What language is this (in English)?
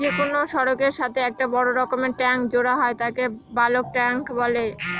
Bangla